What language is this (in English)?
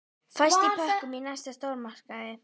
Icelandic